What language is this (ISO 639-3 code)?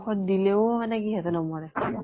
asm